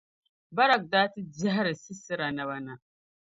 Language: Dagbani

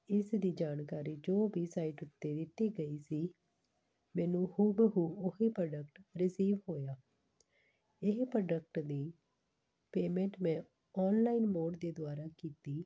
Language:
Punjabi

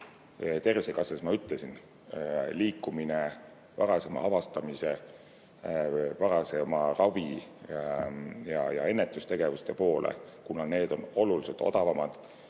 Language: Estonian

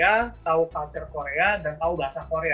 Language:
Indonesian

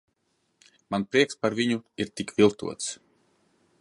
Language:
Latvian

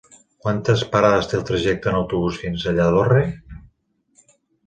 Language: Catalan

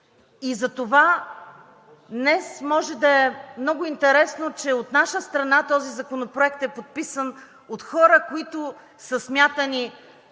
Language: Bulgarian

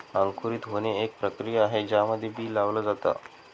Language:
Marathi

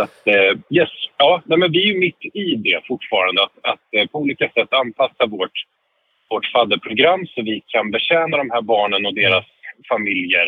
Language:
Swedish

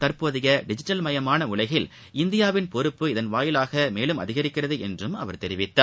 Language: Tamil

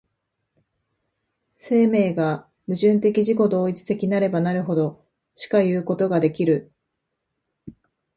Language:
Japanese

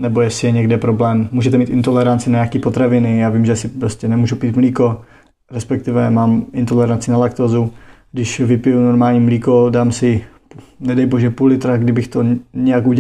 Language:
Czech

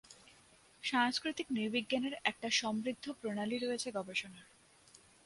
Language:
Bangla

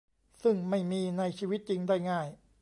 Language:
Thai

